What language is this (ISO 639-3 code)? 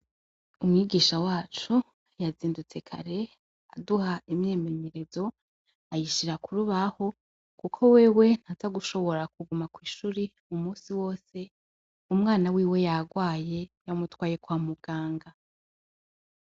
run